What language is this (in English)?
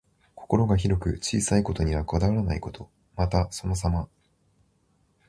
Japanese